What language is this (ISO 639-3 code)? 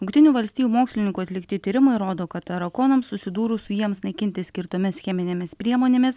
lit